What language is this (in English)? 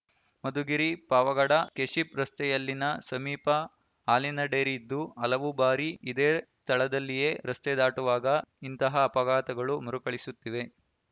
Kannada